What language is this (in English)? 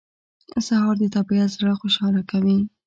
Pashto